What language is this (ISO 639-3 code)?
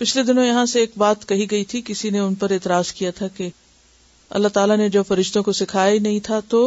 urd